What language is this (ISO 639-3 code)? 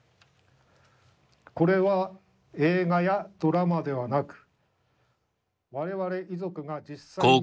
jpn